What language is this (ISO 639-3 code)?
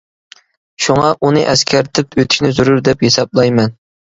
uig